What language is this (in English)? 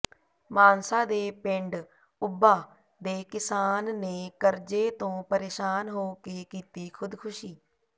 Punjabi